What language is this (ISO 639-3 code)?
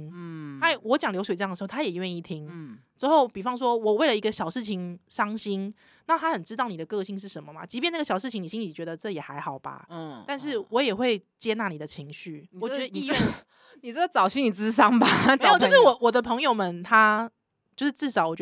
zho